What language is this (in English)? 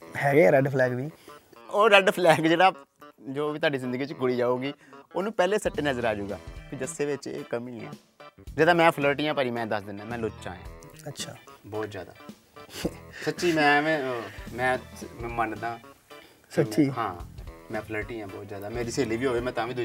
Punjabi